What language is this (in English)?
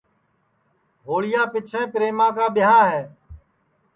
Sansi